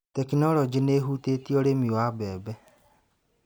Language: Kikuyu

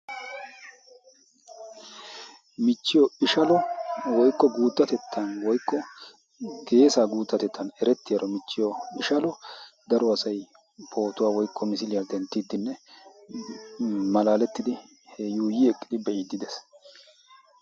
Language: Wolaytta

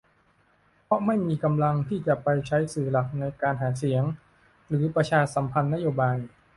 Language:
Thai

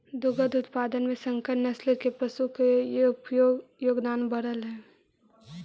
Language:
Magahi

